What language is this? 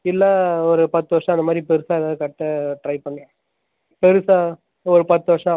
Tamil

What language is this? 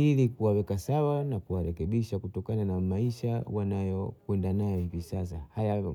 Bondei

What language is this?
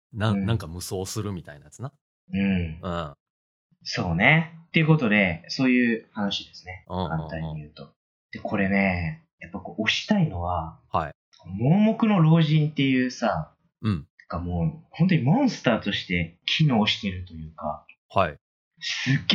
Japanese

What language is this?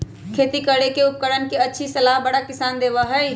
Magahi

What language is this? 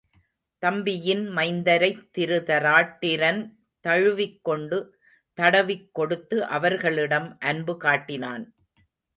Tamil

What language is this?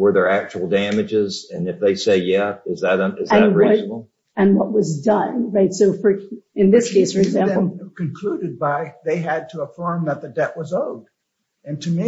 English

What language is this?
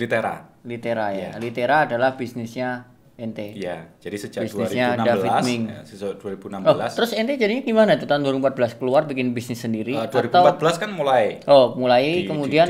Indonesian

